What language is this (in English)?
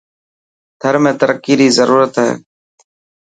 Dhatki